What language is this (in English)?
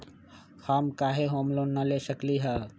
Magahi